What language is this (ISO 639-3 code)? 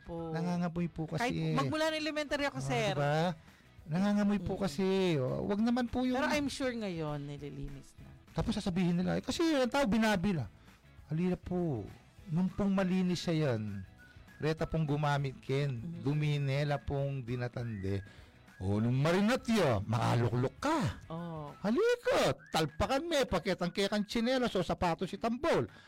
fil